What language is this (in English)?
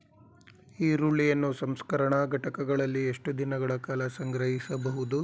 Kannada